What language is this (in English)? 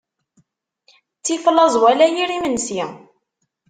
Kabyle